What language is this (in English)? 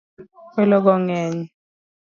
Luo (Kenya and Tanzania)